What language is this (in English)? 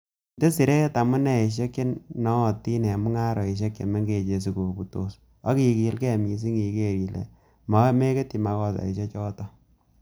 Kalenjin